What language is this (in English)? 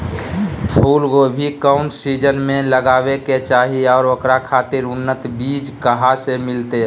Magahi